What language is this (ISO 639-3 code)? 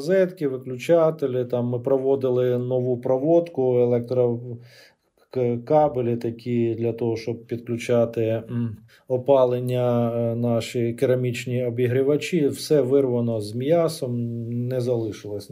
ukr